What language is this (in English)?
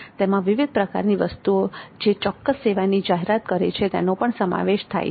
Gujarati